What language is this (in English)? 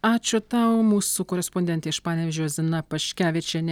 Lithuanian